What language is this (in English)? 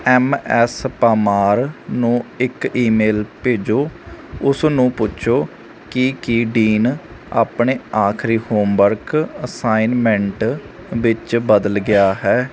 Punjabi